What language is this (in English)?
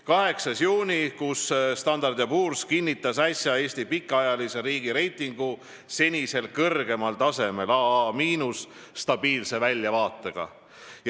Estonian